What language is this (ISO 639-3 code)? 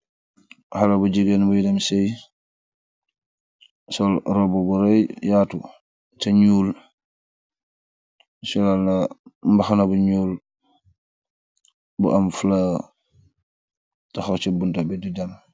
wol